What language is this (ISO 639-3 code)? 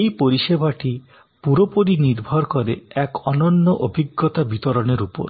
ben